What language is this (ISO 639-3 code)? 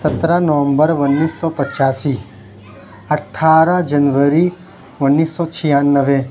urd